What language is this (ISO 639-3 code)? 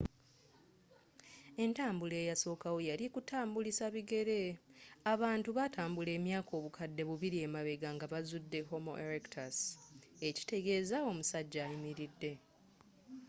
lug